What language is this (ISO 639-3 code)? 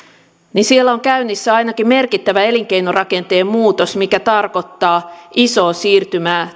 fin